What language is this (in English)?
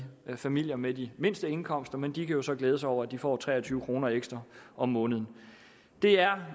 Danish